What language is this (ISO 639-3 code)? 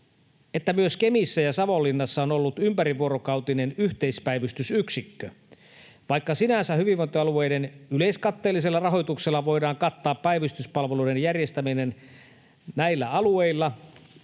fin